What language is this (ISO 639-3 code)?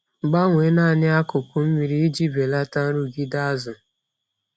ibo